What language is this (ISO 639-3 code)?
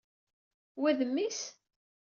kab